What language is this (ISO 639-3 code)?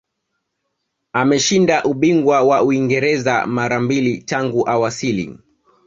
swa